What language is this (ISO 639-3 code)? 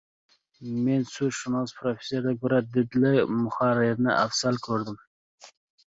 uzb